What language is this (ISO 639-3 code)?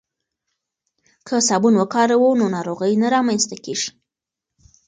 pus